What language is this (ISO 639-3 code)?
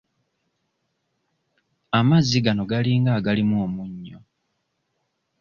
lug